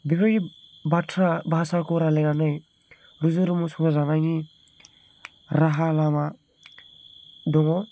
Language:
Bodo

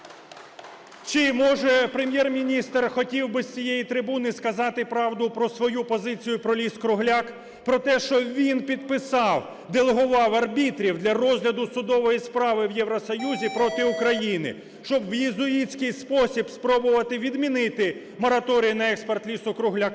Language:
Ukrainian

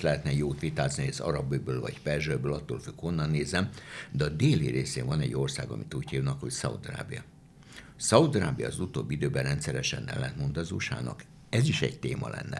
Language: Hungarian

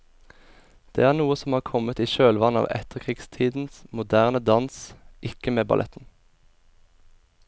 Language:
Norwegian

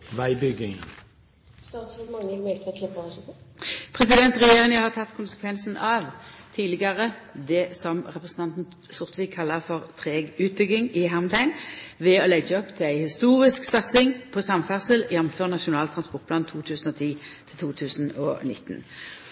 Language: Norwegian Nynorsk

